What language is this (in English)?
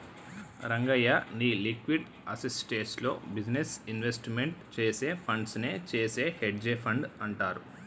Telugu